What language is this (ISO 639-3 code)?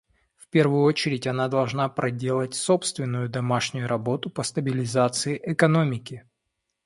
rus